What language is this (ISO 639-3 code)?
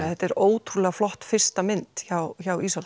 isl